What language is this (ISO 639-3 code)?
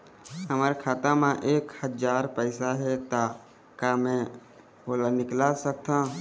hne